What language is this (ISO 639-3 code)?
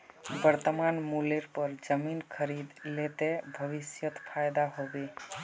mag